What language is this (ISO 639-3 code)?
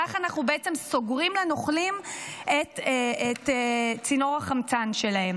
heb